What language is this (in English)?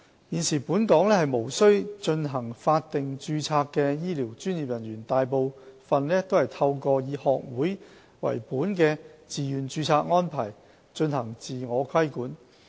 Cantonese